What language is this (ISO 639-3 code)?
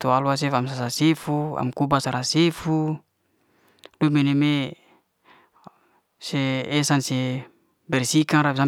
ste